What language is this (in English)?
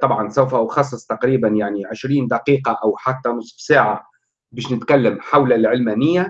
Arabic